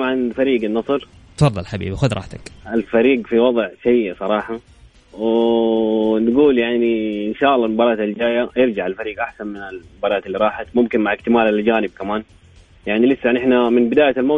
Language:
Arabic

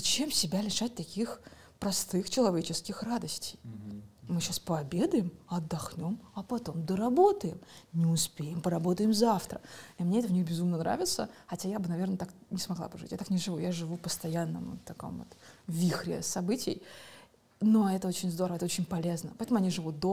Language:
Russian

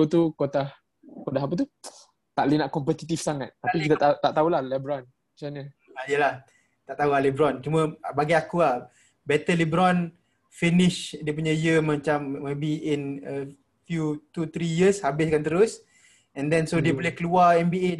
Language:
Malay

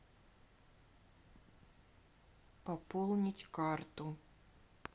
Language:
Russian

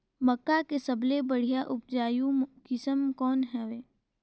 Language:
Chhattisgarhi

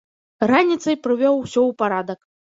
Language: Belarusian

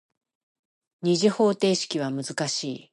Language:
Japanese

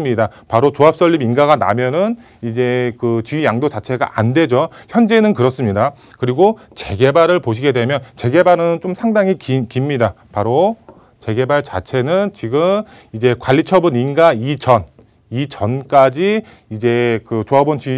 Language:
Korean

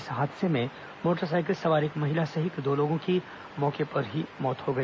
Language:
Hindi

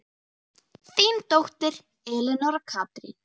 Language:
Icelandic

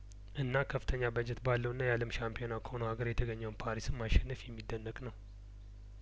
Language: Amharic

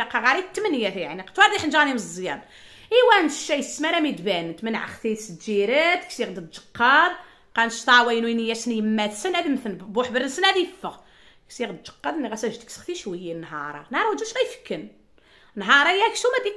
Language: Arabic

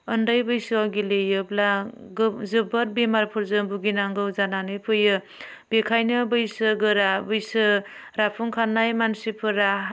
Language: Bodo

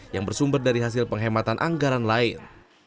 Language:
Indonesian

